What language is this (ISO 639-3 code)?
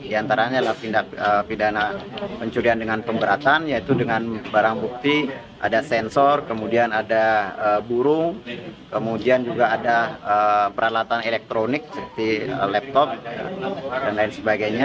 ind